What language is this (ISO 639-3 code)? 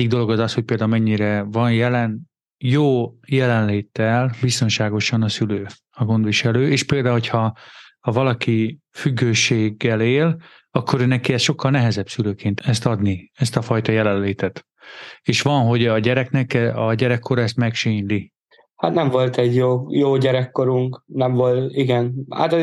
hun